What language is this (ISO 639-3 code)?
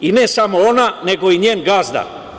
srp